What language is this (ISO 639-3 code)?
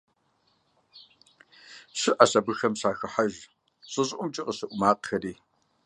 kbd